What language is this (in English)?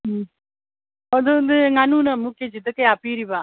Manipuri